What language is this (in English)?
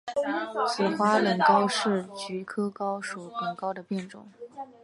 Chinese